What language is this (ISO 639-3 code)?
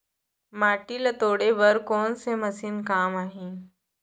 hne